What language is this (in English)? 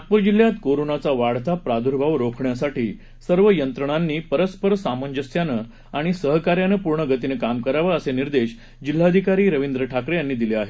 Marathi